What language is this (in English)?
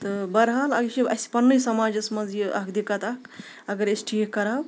Kashmiri